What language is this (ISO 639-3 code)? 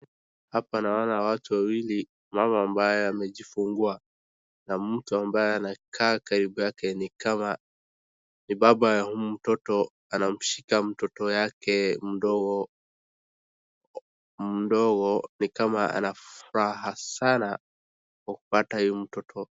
swa